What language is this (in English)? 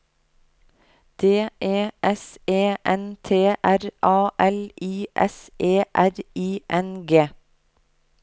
Norwegian